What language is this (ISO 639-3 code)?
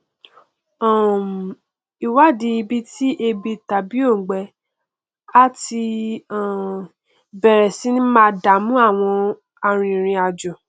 yor